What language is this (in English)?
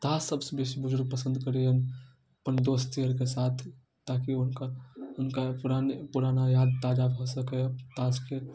Maithili